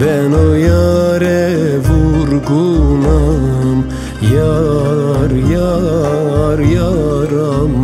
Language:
Turkish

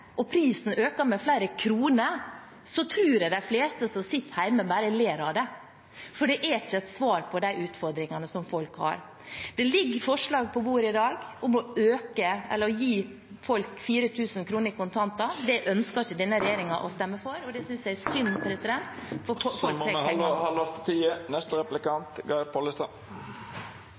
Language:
Norwegian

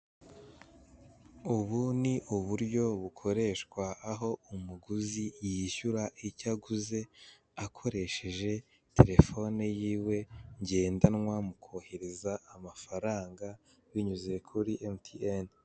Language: Kinyarwanda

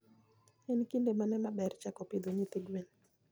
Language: Luo (Kenya and Tanzania)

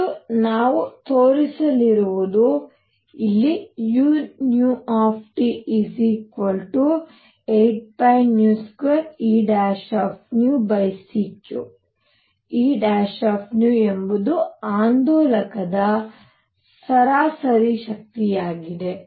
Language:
Kannada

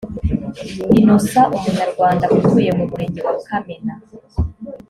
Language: Kinyarwanda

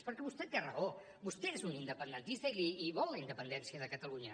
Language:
Catalan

